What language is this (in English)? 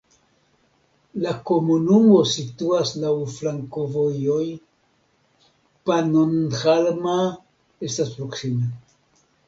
Esperanto